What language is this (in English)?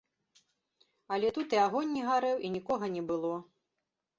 Belarusian